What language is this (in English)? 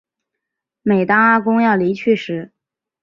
Chinese